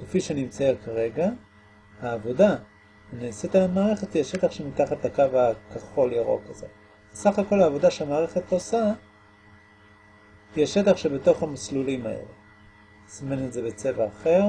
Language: Hebrew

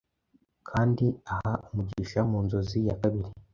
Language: Kinyarwanda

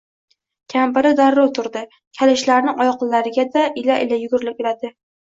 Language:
Uzbek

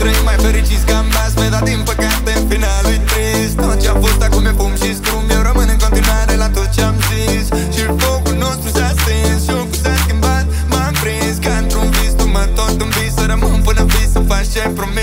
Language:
Romanian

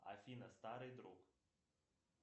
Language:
Russian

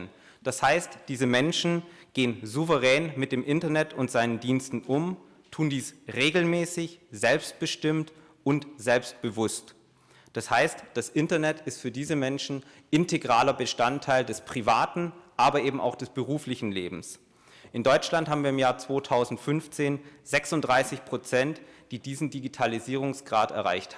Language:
German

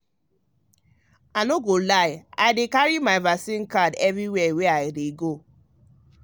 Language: Nigerian Pidgin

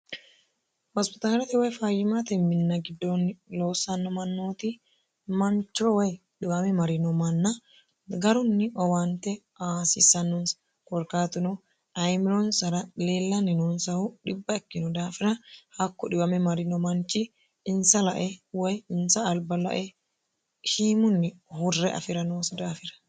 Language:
Sidamo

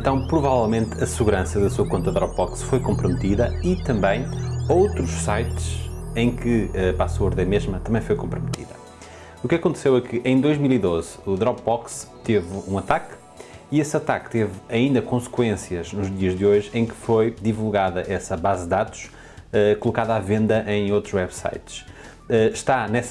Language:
Portuguese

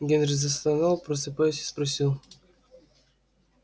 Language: Russian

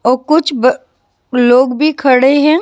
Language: Hindi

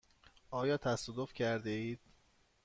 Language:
Persian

